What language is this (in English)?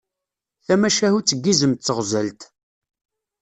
Kabyle